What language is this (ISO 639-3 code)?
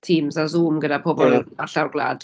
cym